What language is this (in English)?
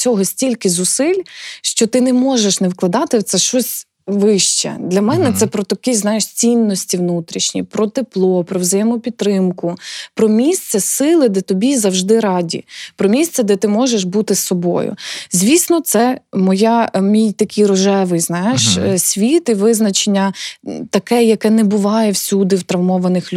Ukrainian